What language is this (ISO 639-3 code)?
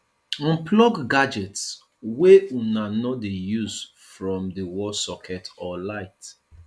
pcm